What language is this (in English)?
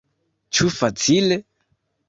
Esperanto